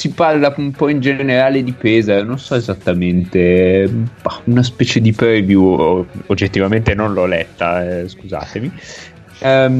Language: Italian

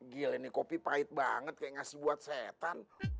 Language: Indonesian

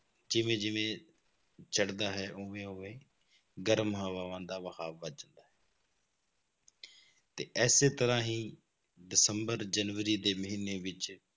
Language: Punjabi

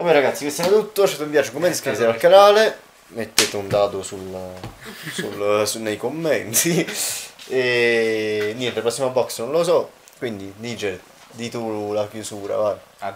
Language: Italian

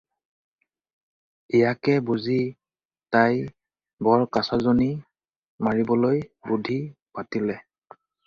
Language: Assamese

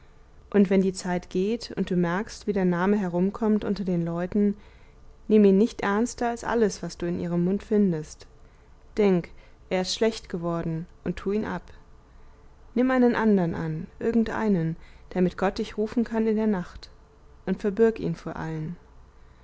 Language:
German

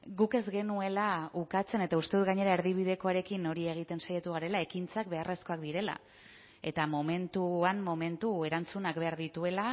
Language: Basque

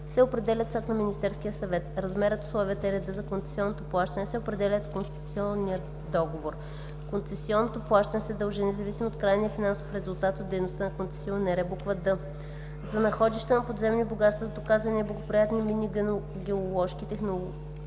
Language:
Bulgarian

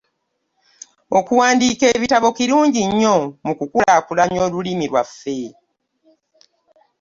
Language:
Ganda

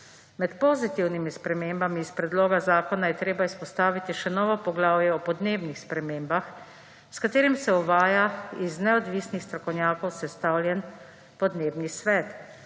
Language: Slovenian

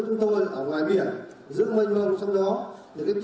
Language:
Vietnamese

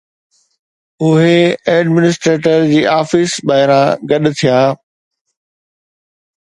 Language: Sindhi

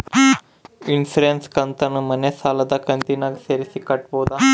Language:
Kannada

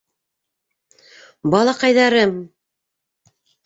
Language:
Bashkir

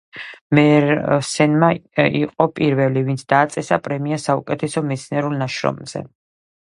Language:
Georgian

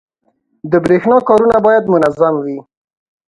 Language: Pashto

